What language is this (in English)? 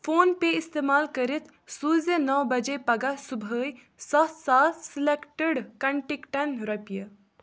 Kashmiri